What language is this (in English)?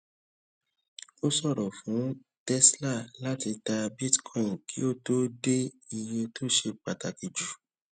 Yoruba